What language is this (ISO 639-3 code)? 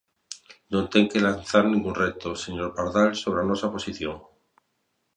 glg